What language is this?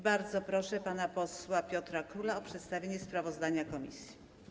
Polish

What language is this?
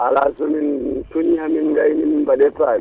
Fula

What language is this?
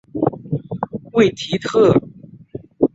Chinese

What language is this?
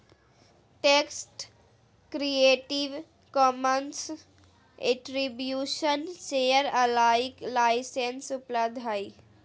Magahi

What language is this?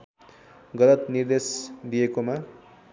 Nepali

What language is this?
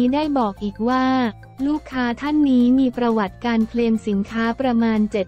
Thai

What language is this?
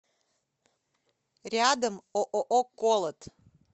Russian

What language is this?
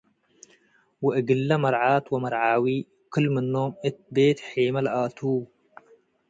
Tigre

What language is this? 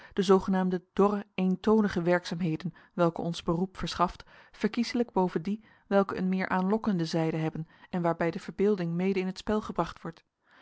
Dutch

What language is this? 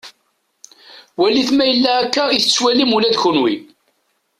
Kabyle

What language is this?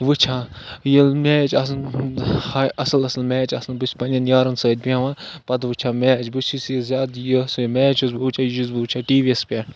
Kashmiri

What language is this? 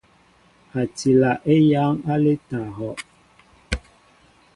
Mbo (Cameroon)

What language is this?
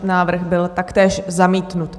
Czech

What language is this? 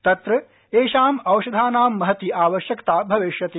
Sanskrit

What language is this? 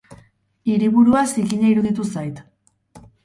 Basque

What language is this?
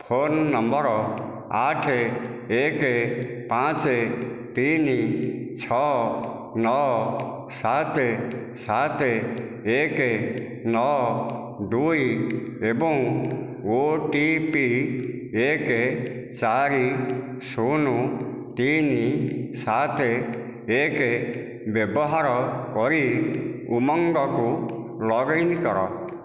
Odia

